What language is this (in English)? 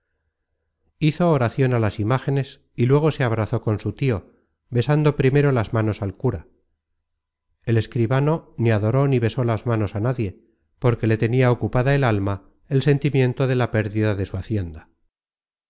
Spanish